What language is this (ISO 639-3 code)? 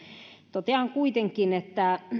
fin